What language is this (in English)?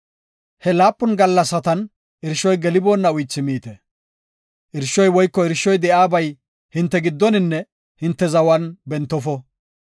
Gofa